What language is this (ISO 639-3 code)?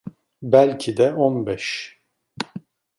tur